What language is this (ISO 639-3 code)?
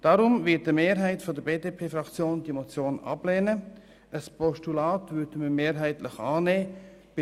gsw